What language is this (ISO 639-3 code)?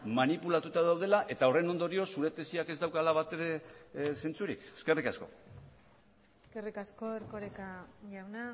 eus